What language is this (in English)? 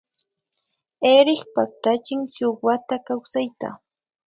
Imbabura Highland Quichua